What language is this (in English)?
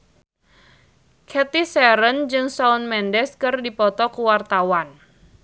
Sundanese